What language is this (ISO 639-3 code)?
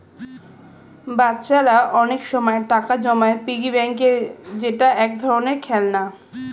ben